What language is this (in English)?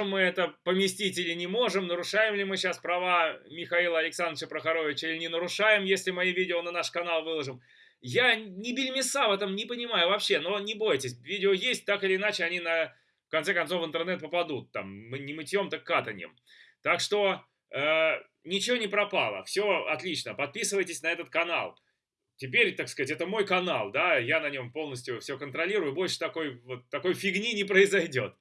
Russian